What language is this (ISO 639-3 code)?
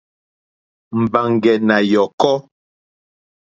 bri